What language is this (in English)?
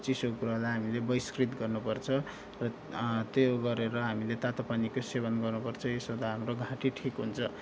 Nepali